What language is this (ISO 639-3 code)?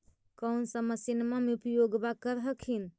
mag